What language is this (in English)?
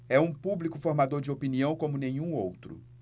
Portuguese